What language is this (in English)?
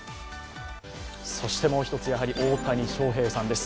Japanese